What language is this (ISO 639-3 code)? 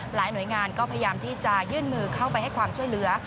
tha